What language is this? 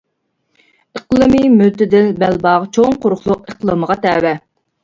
Uyghur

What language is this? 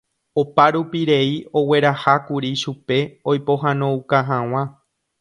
Guarani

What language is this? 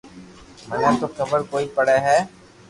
Loarki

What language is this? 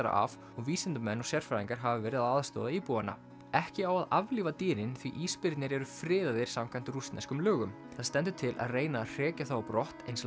Icelandic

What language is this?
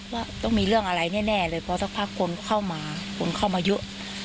Thai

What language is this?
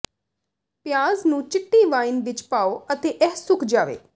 Punjabi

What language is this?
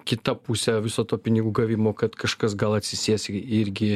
Lithuanian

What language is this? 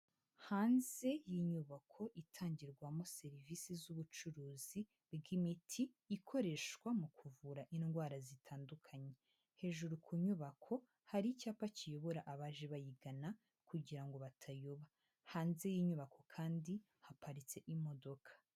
Kinyarwanda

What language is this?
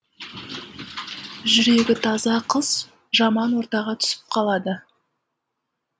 Kazakh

